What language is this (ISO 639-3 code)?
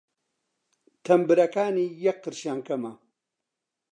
ckb